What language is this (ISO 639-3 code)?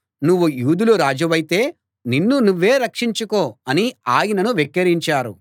tel